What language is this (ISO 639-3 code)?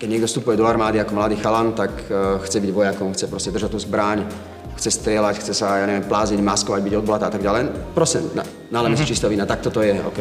slk